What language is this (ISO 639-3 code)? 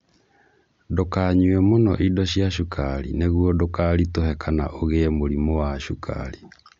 kik